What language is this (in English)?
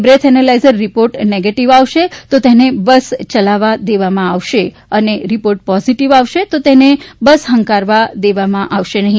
Gujarati